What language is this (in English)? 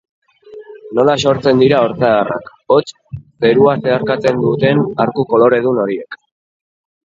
Basque